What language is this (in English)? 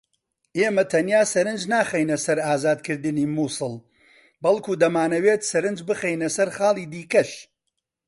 Central Kurdish